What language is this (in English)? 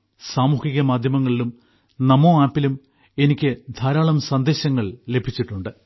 Malayalam